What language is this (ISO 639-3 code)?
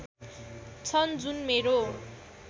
nep